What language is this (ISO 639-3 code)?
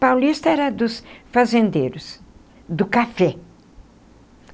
por